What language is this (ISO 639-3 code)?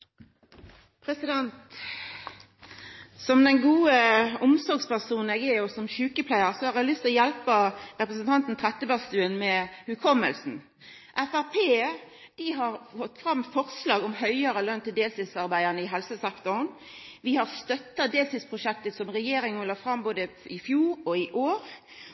nno